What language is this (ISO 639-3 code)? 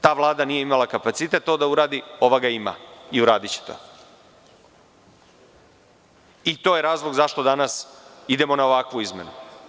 srp